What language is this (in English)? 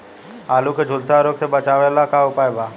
Bhojpuri